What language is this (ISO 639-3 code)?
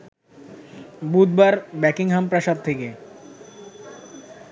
ben